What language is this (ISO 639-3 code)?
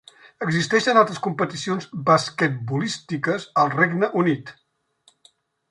cat